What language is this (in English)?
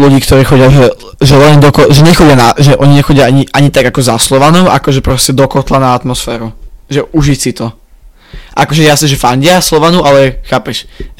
Slovak